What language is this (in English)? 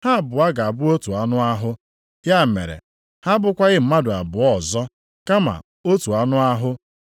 Igbo